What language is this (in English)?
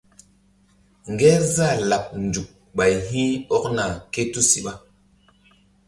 Mbum